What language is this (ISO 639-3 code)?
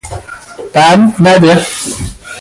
fas